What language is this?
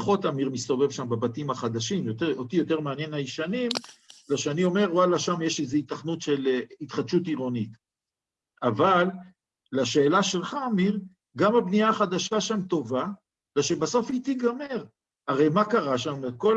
Hebrew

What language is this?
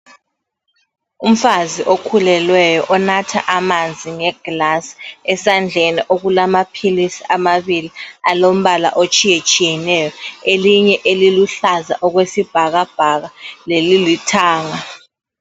North Ndebele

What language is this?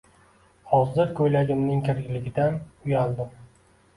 Uzbek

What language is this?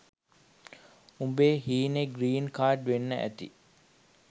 Sinhala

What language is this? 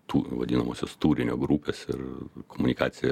Lithuanian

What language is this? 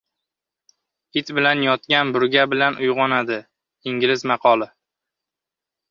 Uzbek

